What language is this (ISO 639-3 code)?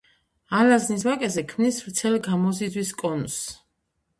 kat